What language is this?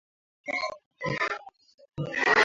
Swahili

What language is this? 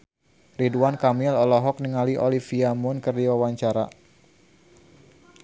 Sundanese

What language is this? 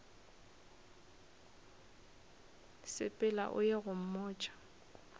Northern Sotho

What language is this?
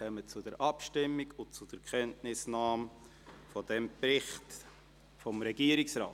Swiss German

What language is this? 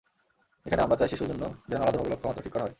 Bangla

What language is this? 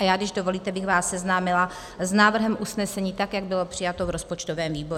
Czech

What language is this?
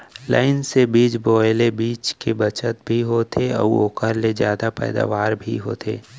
Chhattisgarhi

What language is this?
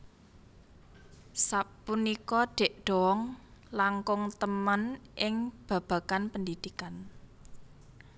Javanese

